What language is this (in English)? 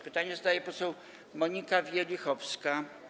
Polish